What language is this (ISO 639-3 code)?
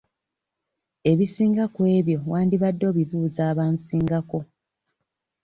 lug